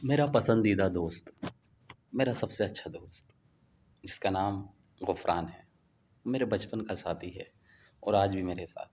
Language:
Urdu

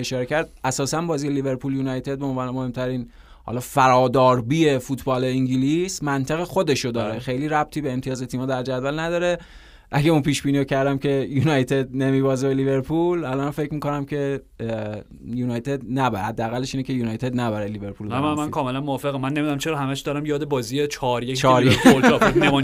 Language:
Persian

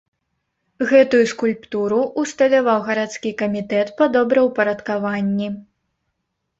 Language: Belarusian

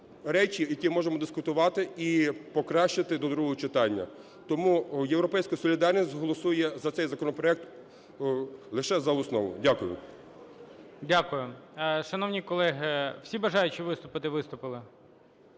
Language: Ukrainian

